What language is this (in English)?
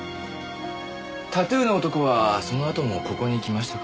Japanese